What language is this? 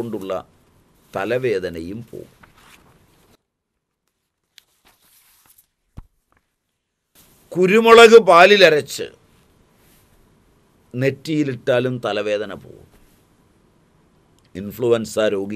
Hindi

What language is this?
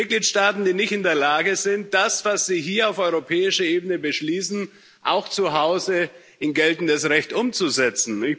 German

